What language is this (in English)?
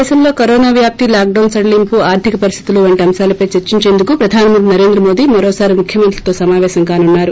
Telugu